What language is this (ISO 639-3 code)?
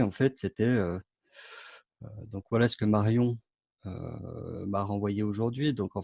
fra